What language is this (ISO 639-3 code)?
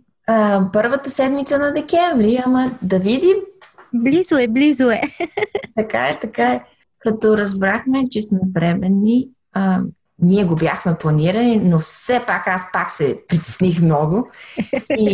bul